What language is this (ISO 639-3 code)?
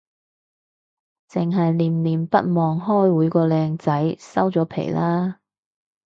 yue